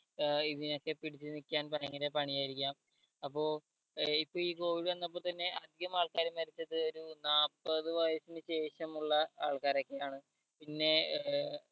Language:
Malayalam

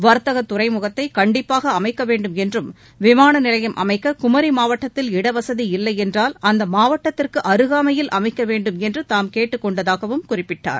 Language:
Tamil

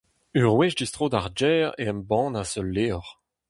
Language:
Breton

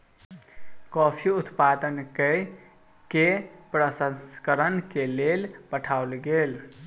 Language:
Maithili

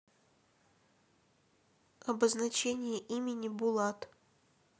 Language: Russian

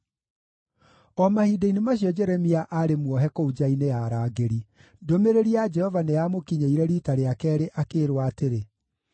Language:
Kikuyu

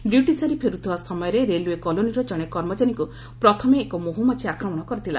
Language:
Odia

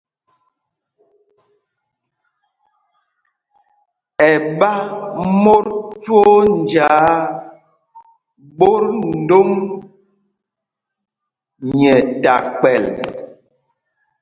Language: Mpumpong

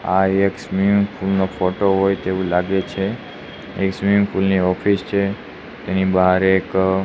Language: Gujarati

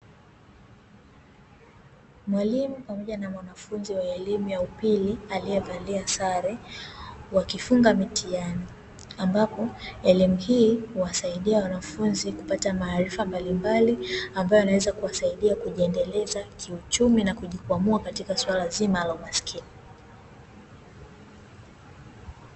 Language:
Swahili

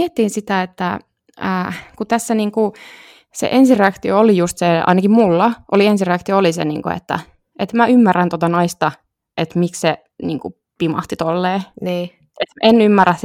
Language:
Finnish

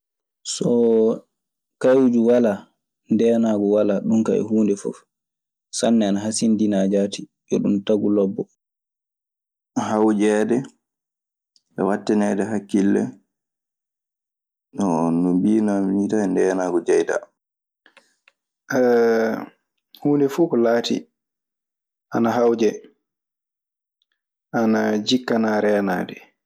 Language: Maasina Fulfulde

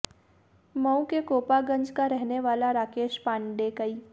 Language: Hindi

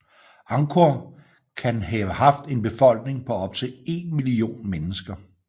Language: Danish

